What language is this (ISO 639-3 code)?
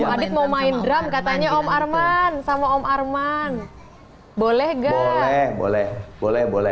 ind